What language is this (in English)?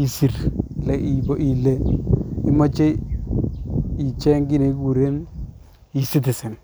Kalenjin